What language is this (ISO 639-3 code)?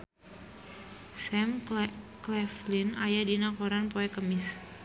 sun